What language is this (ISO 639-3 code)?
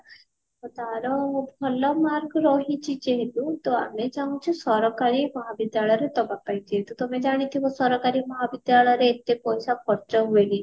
ori